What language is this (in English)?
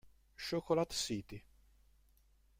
Italian